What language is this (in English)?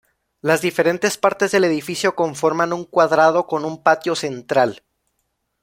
Spanish